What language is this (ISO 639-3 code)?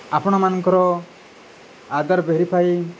ori